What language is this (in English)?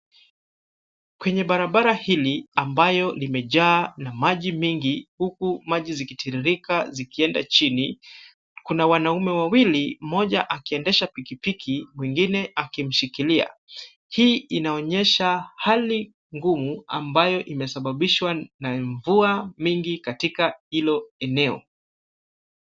Swahili